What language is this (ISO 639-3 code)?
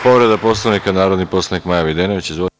srp